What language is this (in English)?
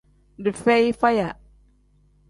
Tem